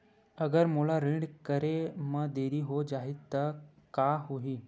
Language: Chhattisgarhi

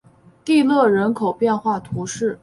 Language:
Chinese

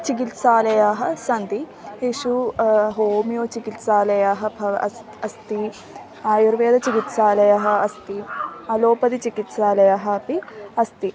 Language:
Sanskrit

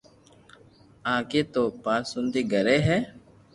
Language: Loarki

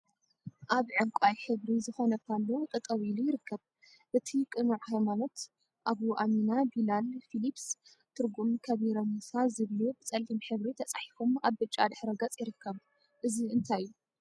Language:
Tigrinya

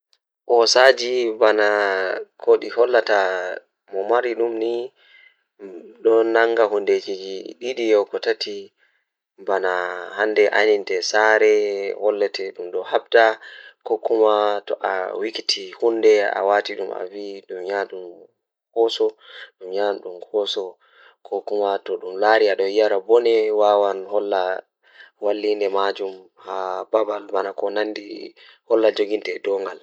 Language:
Fula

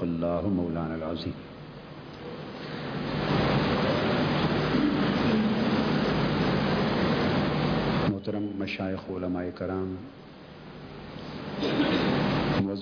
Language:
Urdu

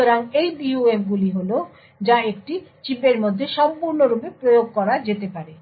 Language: Bangla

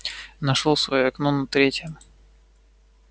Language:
Russian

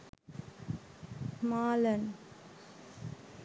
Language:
Sinhala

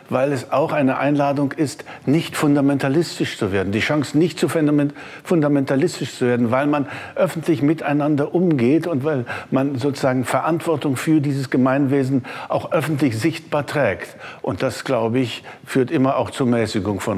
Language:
German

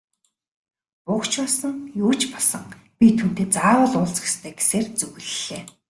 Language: Mongolian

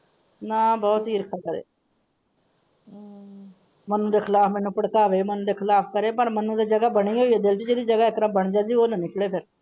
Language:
Punjabi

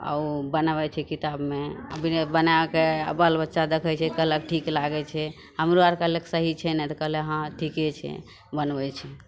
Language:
Maithili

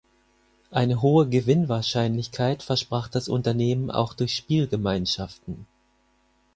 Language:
German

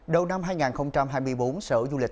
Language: Vietnamese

